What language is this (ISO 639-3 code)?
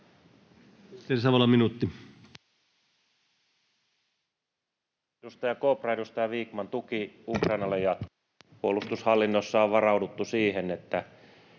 fin